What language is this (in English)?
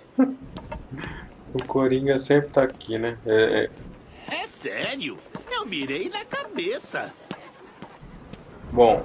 Portuguese